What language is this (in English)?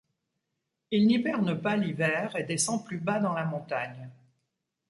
French